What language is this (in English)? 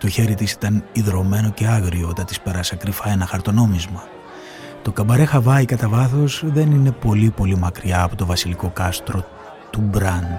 Greek